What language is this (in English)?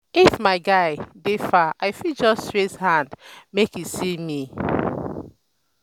Nigerian Pidgin